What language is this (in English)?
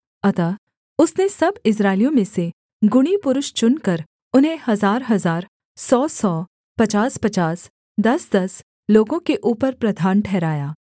Hindi